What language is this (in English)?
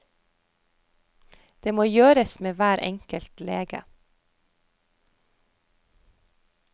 Norwegian